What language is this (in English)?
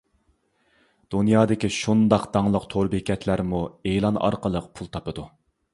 Uyghur